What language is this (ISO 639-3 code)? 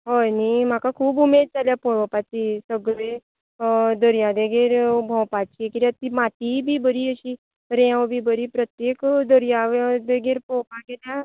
kok